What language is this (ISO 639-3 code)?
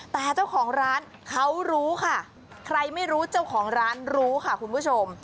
tha